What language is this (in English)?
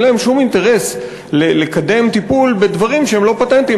Hebrew